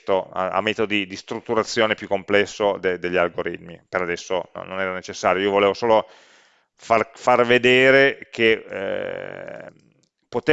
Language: Italian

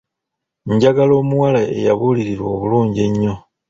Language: Ganda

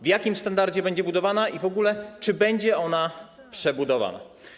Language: Polish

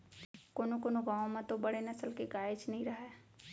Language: Chhattisgarhi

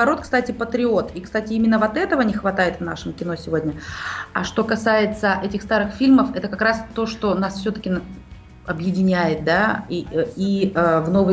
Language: Russian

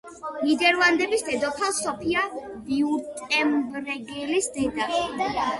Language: Georgian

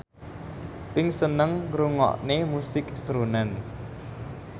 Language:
Javanese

